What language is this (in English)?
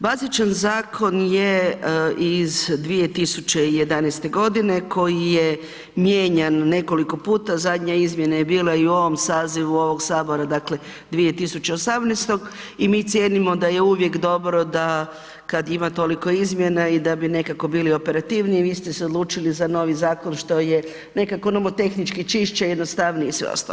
Croatian